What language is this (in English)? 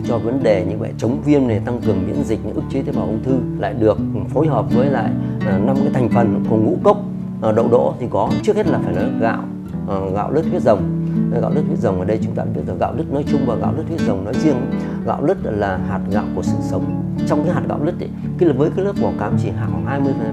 Vietnamese